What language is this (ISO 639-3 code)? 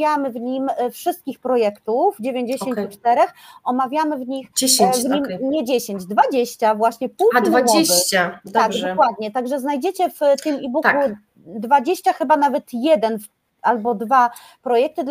pol